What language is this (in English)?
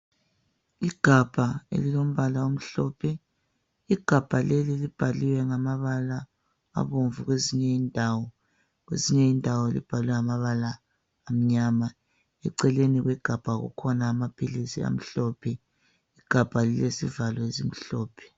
North Ndebele